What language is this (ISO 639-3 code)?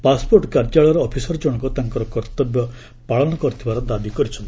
ori